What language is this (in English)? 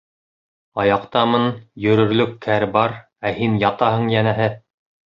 Bashkir